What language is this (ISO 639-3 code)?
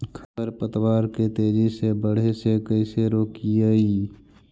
mag